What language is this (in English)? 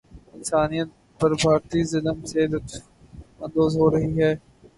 Urdu